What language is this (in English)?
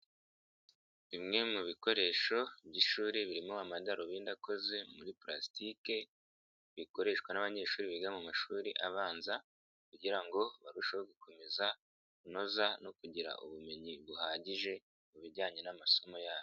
Kinyarwanda